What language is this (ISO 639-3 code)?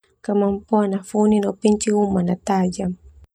twu